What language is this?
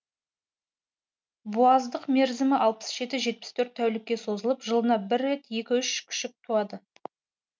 Kazakh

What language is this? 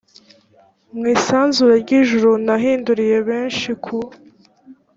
Kinyarwanda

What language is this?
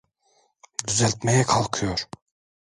Turkish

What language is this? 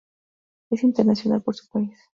Spanish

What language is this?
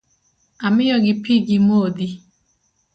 Luo (Kenya and Tanzania)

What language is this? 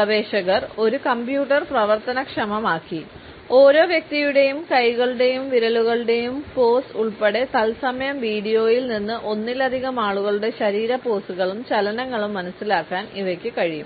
Malayalam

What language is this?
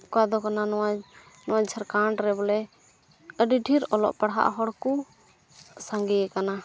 Santali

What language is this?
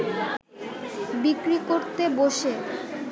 Bangla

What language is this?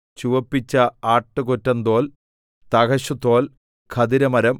Malayalam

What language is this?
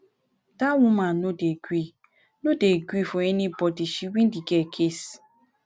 Nigerian Pidgin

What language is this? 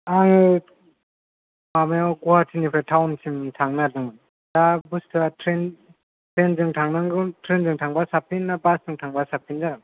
Bodo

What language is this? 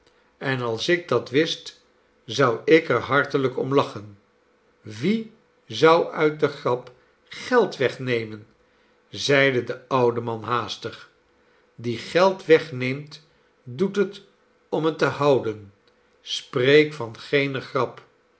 Dutch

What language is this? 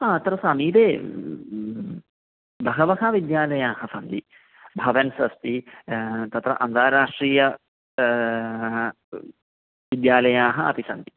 Sanskrit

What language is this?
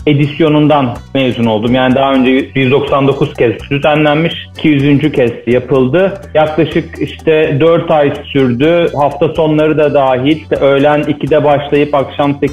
Turkish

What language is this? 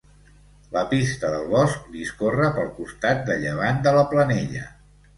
Catalan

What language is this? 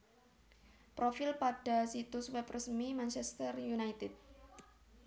Javanese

